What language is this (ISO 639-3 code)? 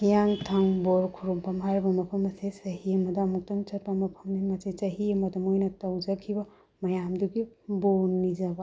mni